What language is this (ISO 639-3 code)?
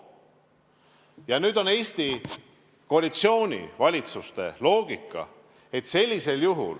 est